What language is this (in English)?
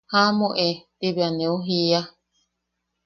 Yaqui